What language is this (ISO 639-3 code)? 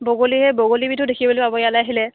asm